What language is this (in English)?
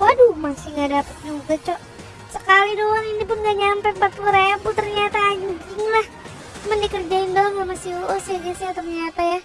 Indonesian